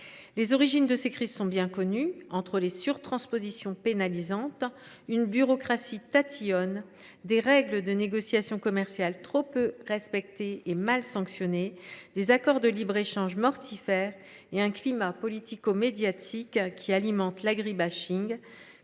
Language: French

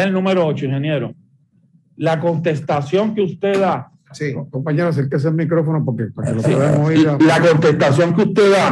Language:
Spanish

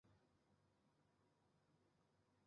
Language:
Chinese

